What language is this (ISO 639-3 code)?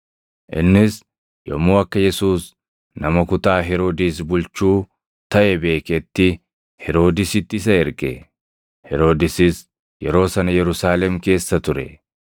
orm